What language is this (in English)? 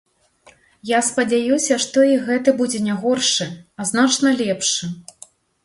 Belarusian